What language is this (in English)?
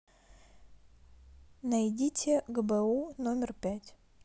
Russian